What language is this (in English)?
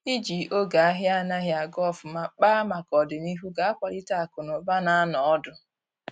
Igbo